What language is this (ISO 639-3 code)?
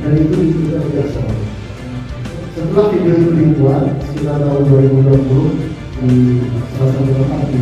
ind